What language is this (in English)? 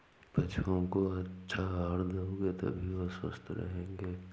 Hindi